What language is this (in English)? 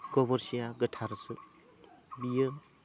Bodo